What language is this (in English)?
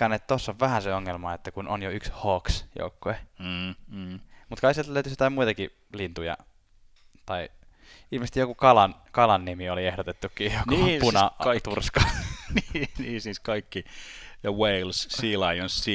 Finnish